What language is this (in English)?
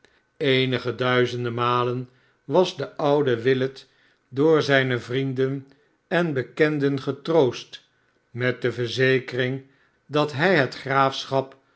Dutch